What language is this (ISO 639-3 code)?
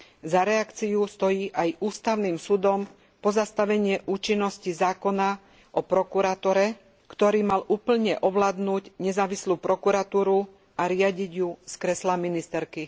slk